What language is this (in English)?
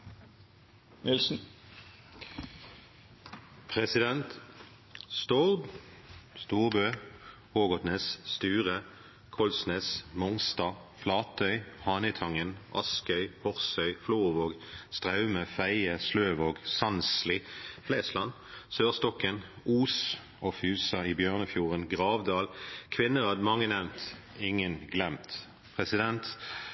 Norwegian Bokmål